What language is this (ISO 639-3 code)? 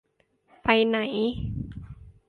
tha